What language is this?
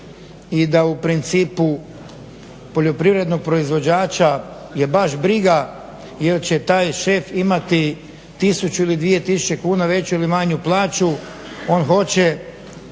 Croatian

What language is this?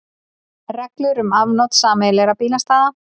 Icelandic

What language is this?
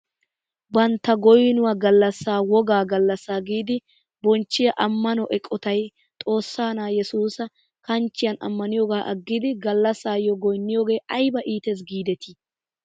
Wolaytta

